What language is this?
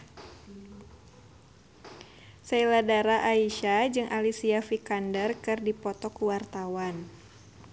Sundanese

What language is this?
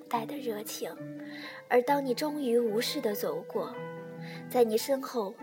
Chinese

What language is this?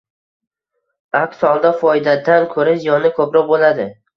Uzbek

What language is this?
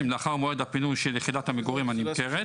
Hebrew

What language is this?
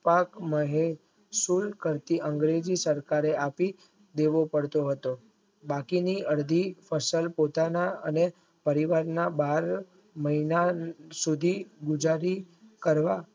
Gujarati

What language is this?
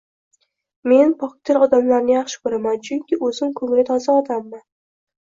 Uzbek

